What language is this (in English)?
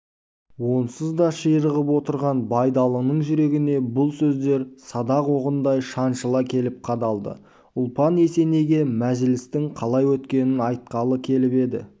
Kazakh